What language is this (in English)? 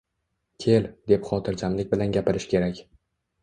Uzbek